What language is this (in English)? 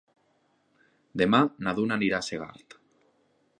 Catalan